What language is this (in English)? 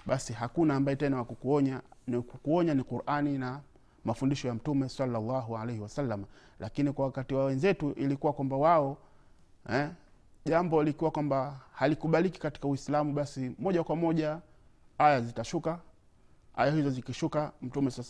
Swahili